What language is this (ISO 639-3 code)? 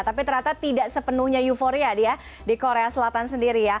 ind